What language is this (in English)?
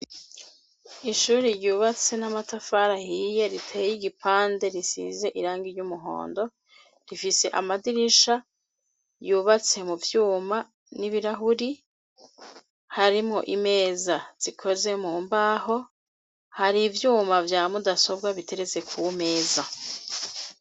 Rundi